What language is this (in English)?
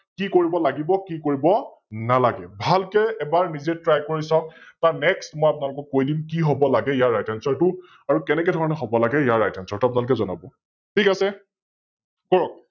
Assamese